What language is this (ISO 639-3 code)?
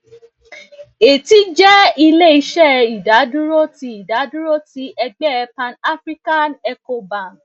yor